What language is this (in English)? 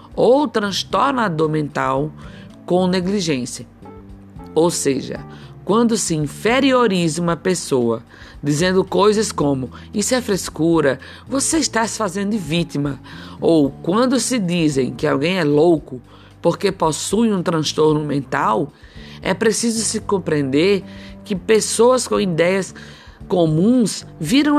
Portuguese